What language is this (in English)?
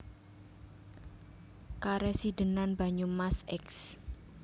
Javanese